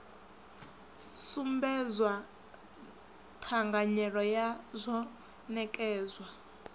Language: Venda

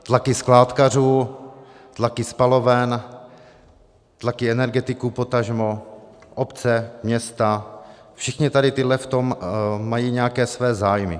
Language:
Czech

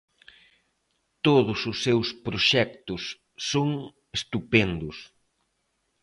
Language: Galician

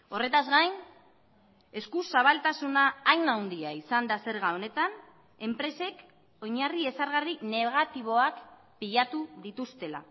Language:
Basque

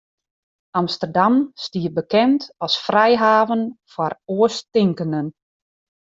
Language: Western Frisian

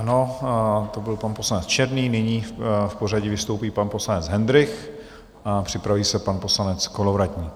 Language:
Czech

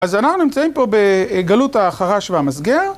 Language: Hebrew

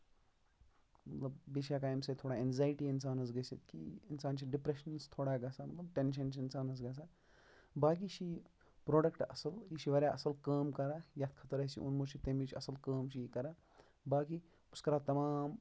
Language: Kashmiri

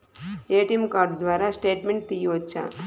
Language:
Telugu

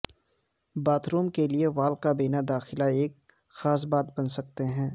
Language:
Urdu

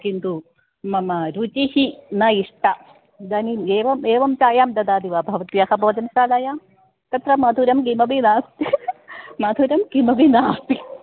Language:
Sanskrit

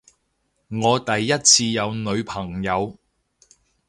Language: Cantonese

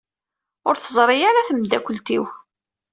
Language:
Kabyle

